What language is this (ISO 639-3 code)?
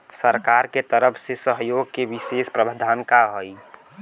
bho